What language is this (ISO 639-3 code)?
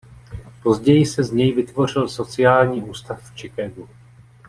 ces